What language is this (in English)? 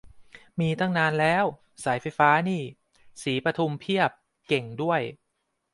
Thai